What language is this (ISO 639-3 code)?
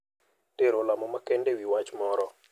luo